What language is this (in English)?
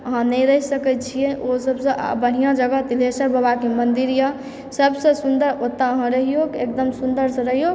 Maithili